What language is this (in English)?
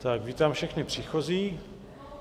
Czech